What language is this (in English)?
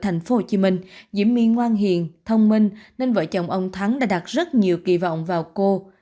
Vietnamese